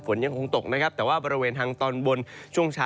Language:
Thai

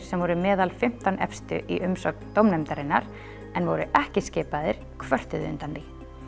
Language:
Icelandic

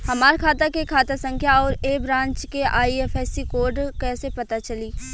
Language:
Bhojpuri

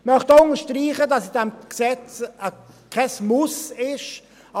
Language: Swiss German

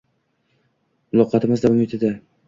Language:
Uzbek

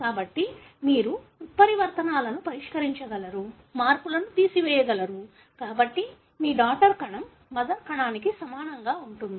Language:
Telugu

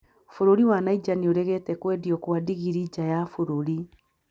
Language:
Kikuyu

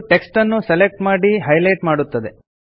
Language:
Kannada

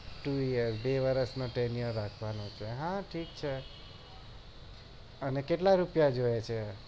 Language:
Gujarati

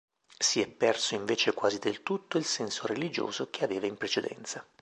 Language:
Italian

